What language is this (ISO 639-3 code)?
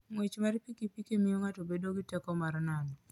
luo